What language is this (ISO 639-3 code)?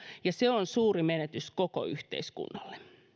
fin